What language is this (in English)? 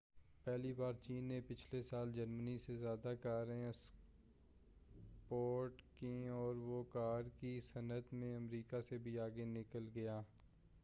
Urdu